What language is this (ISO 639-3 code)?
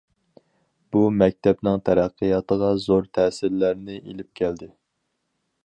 uig